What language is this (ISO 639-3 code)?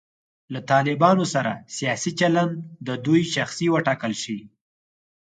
pus